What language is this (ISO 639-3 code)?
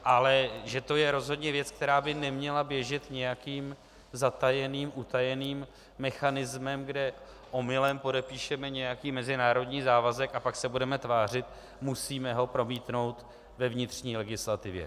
ces